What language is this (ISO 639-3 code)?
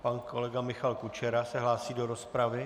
ces